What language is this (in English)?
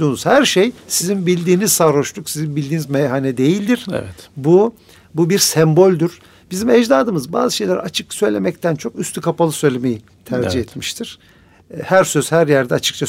Turkish